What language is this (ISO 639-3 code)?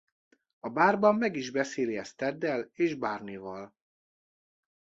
hun